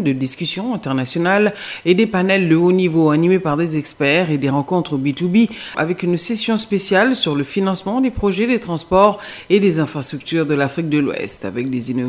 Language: French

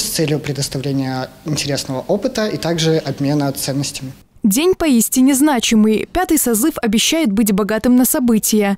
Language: Russian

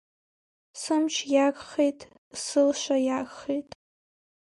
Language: Abkhazian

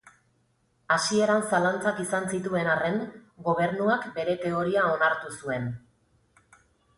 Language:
Basque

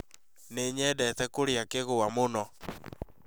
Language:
Kikuyu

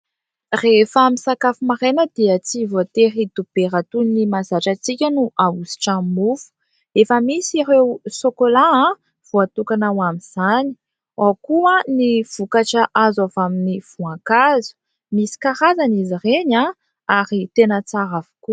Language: Malagasy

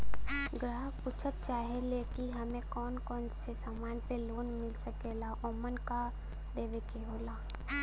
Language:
Bhojpuri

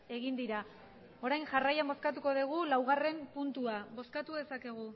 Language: Basque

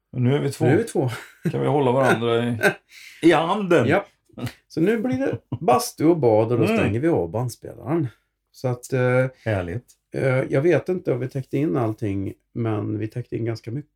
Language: Swedish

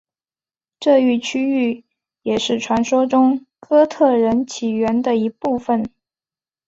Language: Chinese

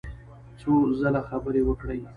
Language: Pashto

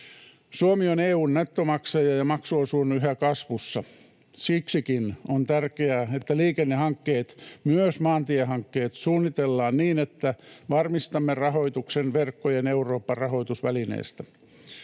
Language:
Finnish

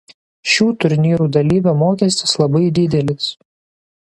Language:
Lithuanian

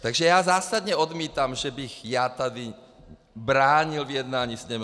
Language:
Czech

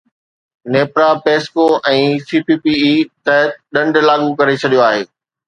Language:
Sindhi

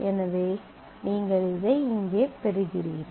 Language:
Tamil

